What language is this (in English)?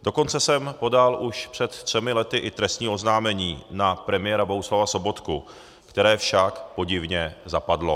Czech